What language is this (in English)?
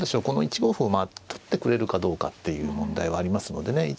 Japanese